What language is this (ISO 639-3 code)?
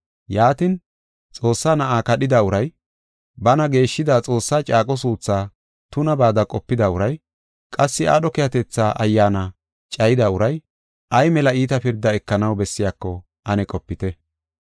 gof